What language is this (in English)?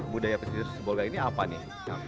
Indonesian